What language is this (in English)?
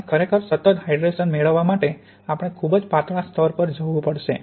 Gujarati